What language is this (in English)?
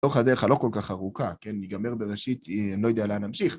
Hebrew